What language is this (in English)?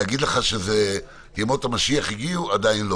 Hebrew